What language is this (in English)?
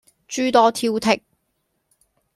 Cantonese